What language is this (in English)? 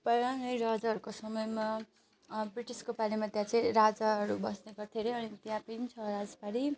Nepali